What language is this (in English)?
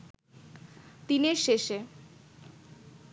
Bangla